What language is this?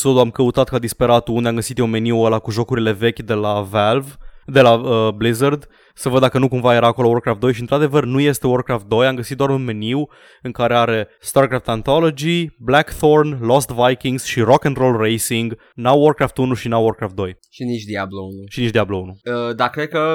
Romanian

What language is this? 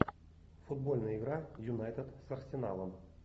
Russian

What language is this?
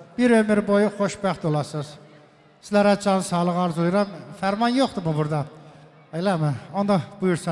Turkish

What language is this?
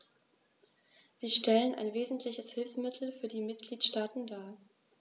German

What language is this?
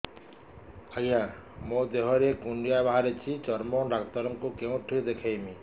Odia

